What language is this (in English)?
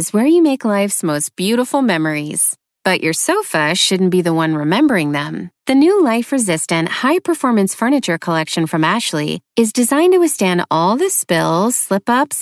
Spanish